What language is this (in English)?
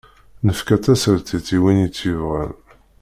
Kabyle